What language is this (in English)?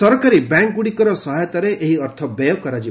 Odia